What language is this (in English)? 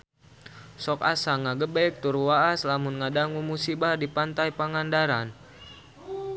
Sundanese